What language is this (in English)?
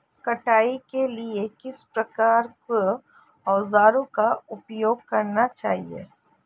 Hindi